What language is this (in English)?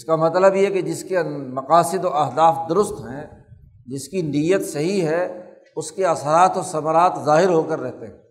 Urdu